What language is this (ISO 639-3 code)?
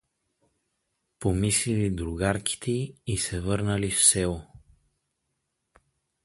bul